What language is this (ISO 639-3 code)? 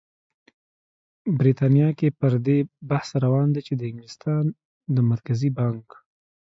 pus